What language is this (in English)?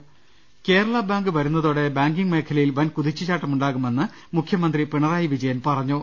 Malayalam